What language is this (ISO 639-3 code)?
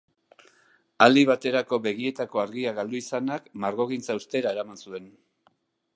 eus